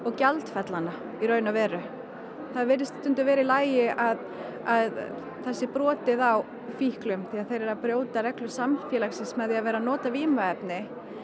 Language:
Icelandic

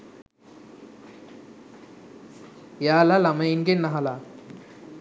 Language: Sinhala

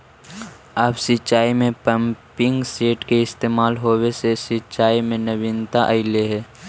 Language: Magahi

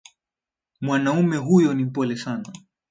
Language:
Swahili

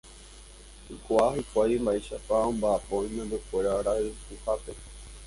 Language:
Guarani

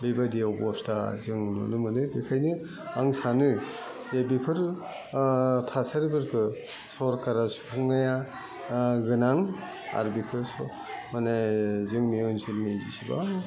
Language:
Bodo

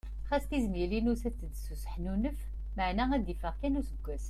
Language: Kabyle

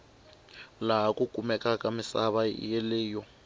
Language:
Tsonga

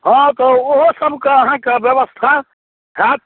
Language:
Maithili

